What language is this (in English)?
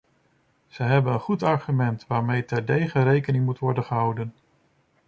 Dutch